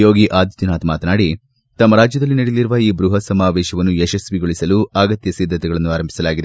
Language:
Kannada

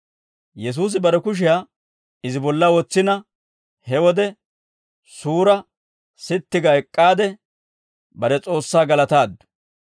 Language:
Dawro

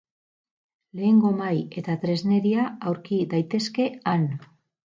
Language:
Basque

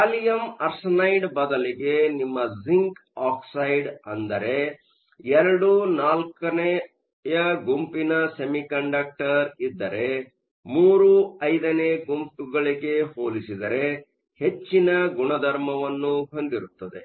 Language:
Kannada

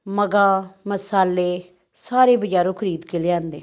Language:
Punjabi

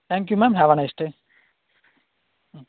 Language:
Tamil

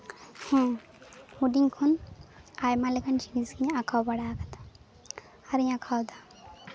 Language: Santali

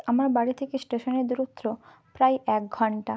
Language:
Bangla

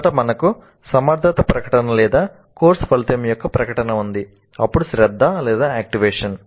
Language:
Telugu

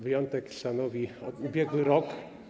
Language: Polish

